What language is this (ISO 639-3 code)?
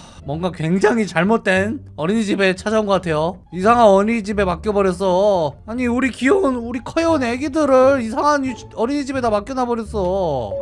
kor